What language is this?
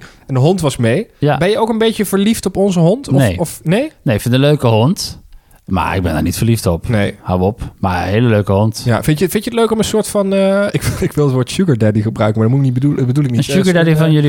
Dutch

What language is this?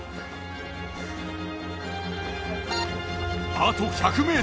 Japanese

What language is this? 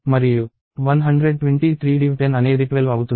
Telugu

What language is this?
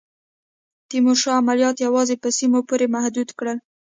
Pashto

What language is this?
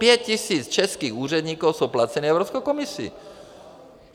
Czech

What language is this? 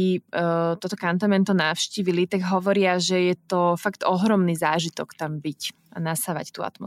Slovak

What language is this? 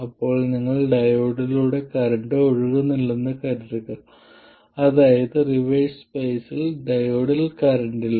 Malayalam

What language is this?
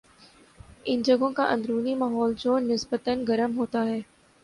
Urdu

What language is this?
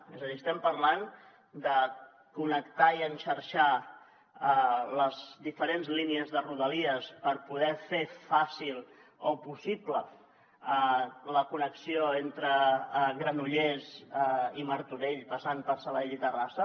Catalan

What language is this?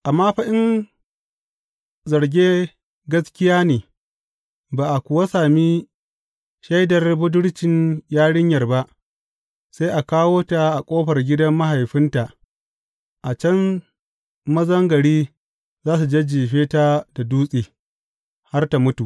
Hausa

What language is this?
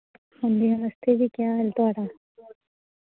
Dogri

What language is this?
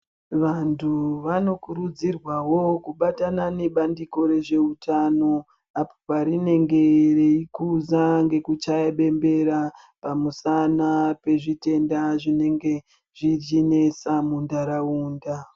Ndau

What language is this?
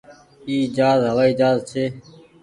Goaria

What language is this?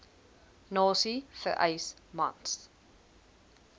Afrikaans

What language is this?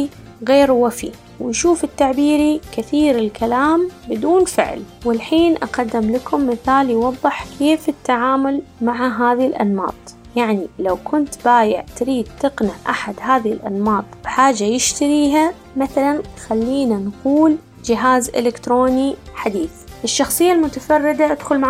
Arabic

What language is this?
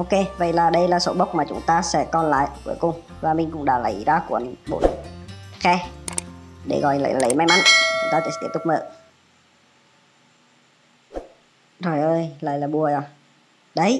Vietnamese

